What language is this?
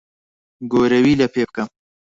Central Kurdish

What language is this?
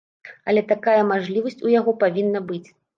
Belarusian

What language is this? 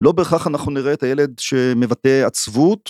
Hebrew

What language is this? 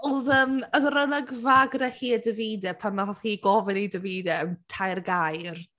Welsh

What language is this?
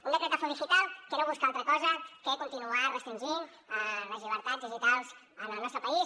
Catalan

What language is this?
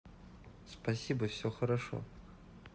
Russian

